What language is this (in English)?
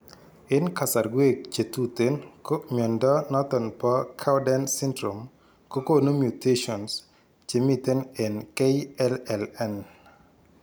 Kalenjin